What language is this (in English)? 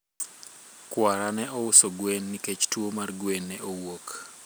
Luo (Kenya and Tanzania)